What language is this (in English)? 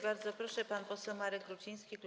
Polish